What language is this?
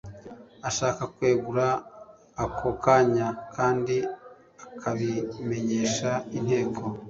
Kinyarwanda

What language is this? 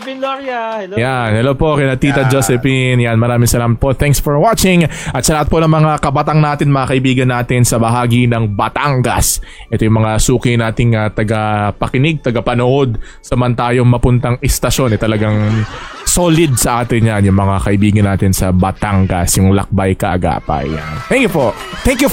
Filipino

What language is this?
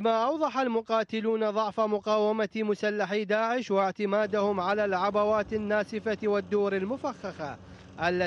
Arabic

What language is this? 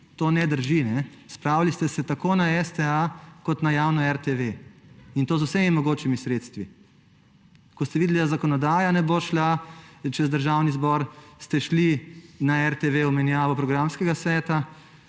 Slovenian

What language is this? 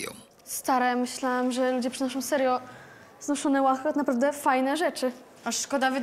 Polish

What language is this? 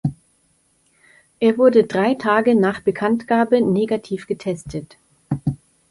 German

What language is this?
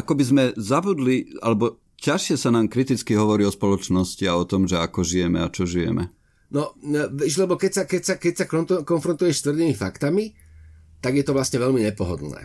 Slovak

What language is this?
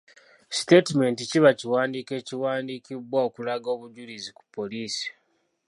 Ganda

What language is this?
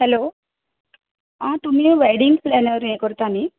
Konkani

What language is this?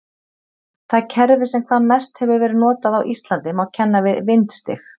Icelandic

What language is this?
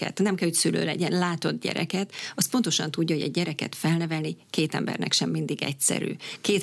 Hungarian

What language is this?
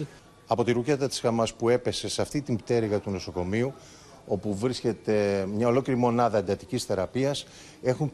Greek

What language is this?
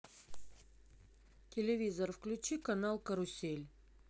Russian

